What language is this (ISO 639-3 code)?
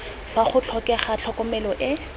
tsn